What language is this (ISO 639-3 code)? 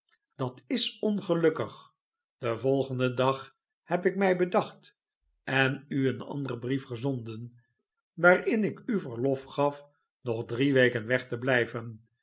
nld